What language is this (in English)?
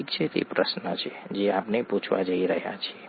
Gujarati